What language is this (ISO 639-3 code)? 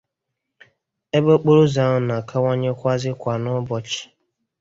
ibo